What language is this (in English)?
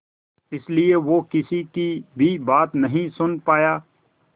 Hindi